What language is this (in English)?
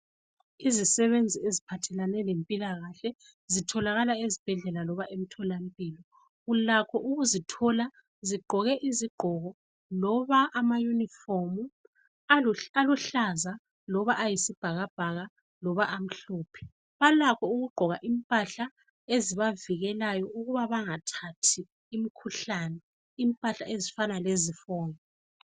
North Ndebele